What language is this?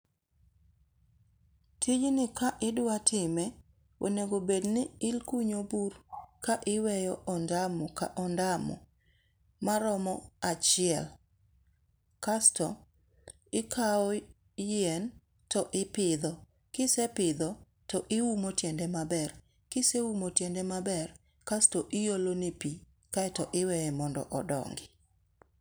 Luo (Kenya and Tanzania)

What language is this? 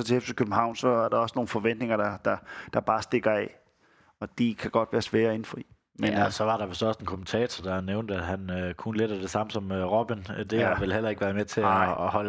Danish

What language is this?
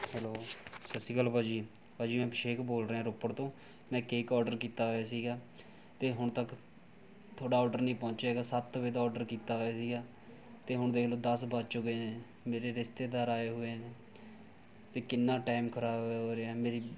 Punjabi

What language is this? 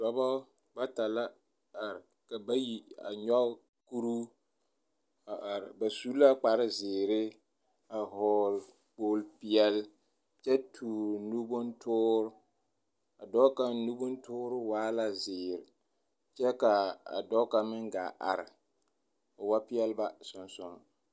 Southern Dagaare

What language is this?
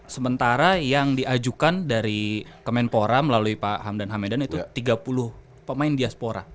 Indonesian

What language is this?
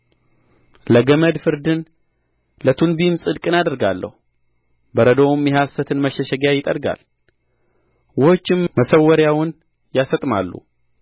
Amharic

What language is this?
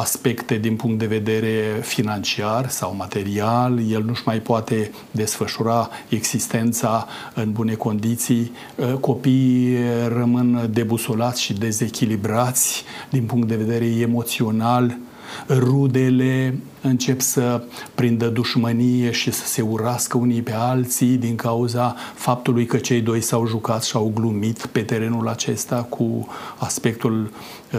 Romanian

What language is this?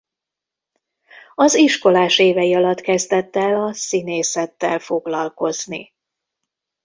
Hungarian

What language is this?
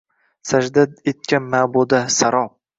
Uzbek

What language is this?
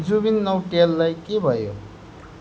Nepali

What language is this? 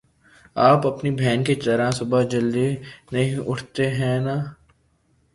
Urdu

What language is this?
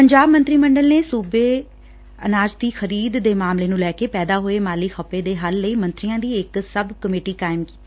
Punjabi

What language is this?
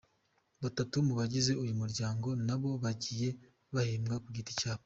Kinyarwanda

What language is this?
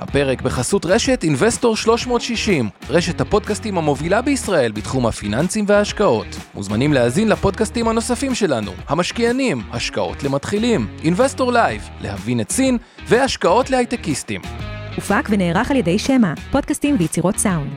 Hebrew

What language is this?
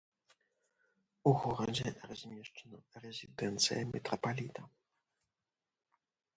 Belarusian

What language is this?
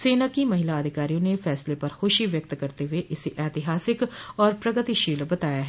Hindi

